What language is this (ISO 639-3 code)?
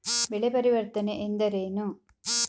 kan